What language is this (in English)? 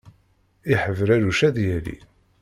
Kabyle